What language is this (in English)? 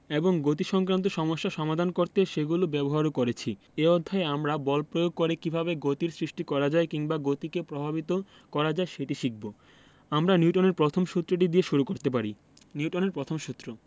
Bangla